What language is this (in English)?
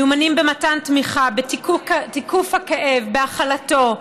Hebrew